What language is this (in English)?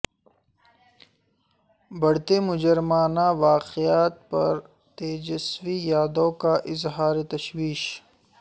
Urdu